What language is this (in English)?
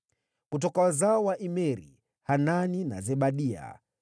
Swahili